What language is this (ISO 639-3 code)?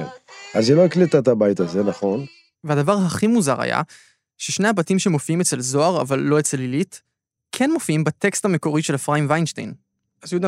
heb